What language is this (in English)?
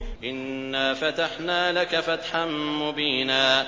Arabic